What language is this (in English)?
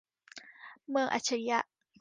Thai